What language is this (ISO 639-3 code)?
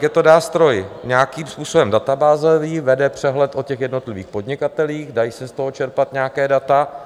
ces